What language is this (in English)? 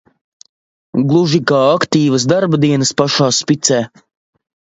Latvian